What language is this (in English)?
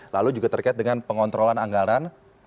Indonesian